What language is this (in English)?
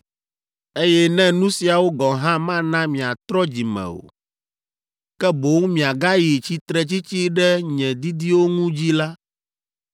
Ewe